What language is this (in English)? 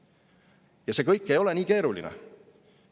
Estonian